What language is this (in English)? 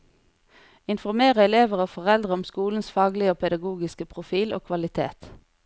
Norwegian